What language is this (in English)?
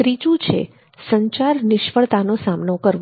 Gujarati